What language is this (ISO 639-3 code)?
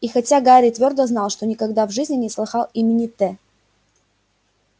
rus